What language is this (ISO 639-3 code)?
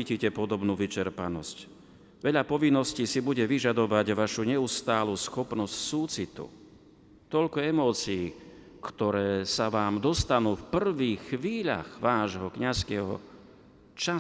slk